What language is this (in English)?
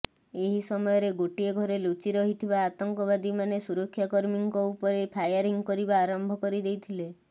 Odia